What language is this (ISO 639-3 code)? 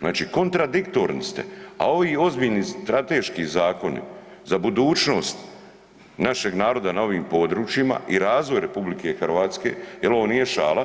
hrv